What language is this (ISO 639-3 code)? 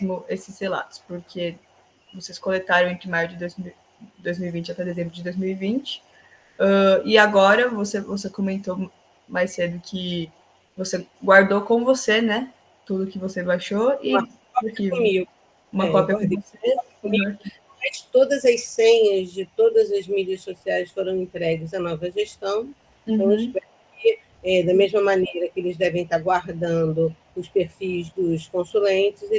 por